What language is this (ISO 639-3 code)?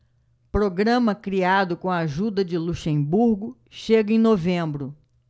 por